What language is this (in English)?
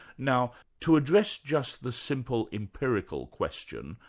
English